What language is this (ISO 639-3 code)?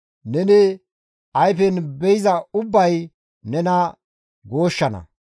gmv